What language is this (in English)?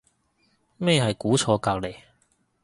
Cantonese